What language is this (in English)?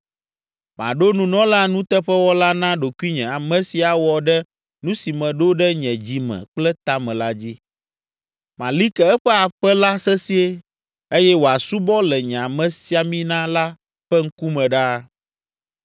Ewe